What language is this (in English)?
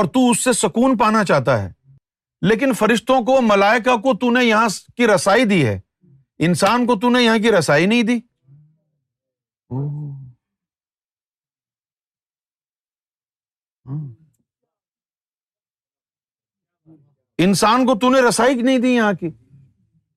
Urdu